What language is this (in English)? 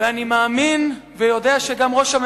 Hebrew